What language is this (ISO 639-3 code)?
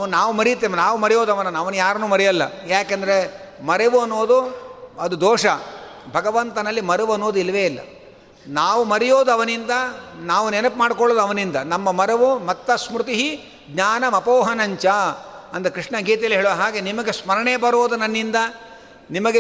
kan